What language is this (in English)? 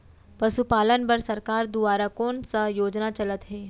Chhattisgarhi